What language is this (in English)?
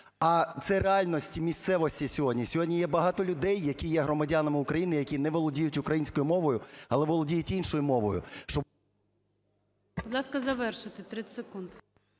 Ukrainian